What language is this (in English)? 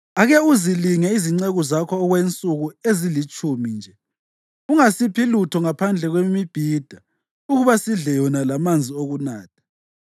North Ndebele